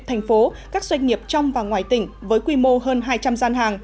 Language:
Vietnamese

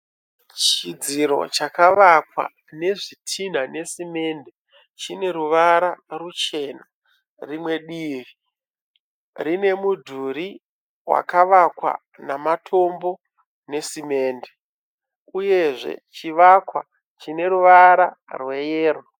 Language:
Shona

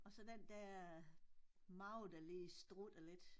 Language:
Danish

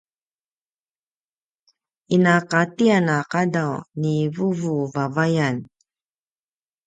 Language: Paiwan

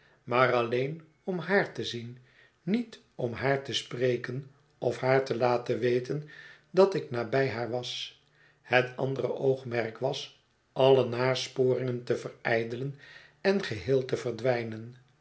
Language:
Dutch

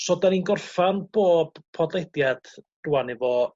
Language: Welsh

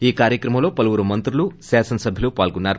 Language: Telugu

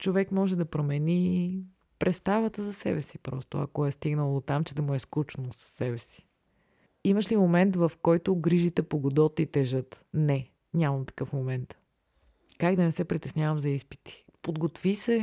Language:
Bulgarian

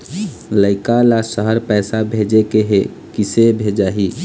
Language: Chhattisgarhi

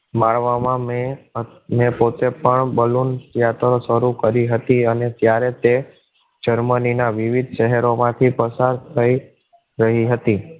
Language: Gujarati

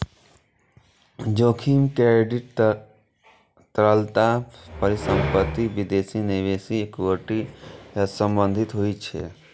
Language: Maithili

